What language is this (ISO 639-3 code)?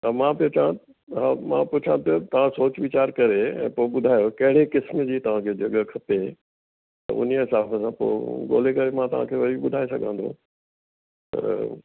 snd